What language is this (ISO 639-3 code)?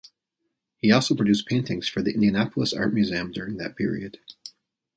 eng